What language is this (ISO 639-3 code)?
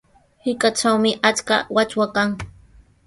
qws